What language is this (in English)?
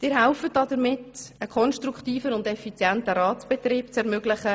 Swiss German